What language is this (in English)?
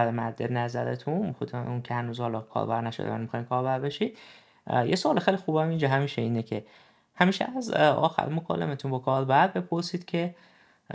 Persian